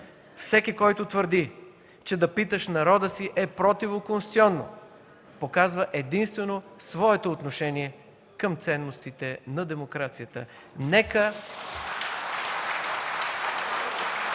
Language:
Bulgarian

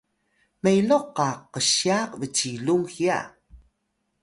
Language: Atayal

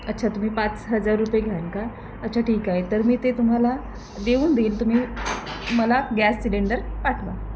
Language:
Marathi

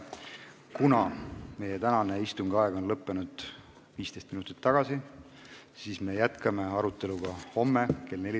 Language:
Estonian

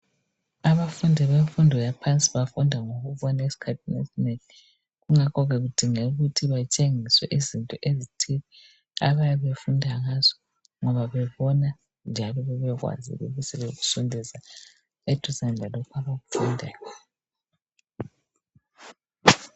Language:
North Ndebele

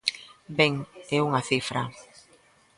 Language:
Galician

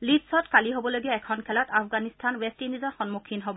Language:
Assamese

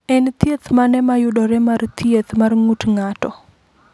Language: Luo (Kenya and Tanzania)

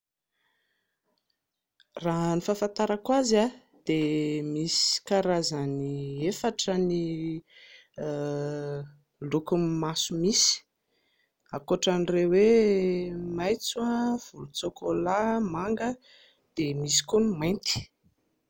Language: Malagasy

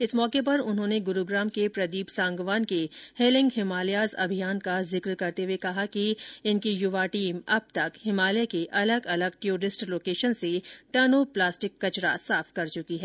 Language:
Hindi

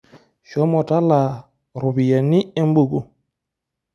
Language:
Masai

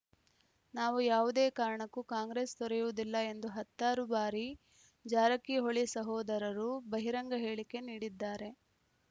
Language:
Kannada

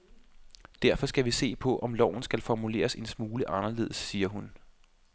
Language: Danish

